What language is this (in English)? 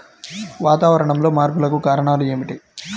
Telugu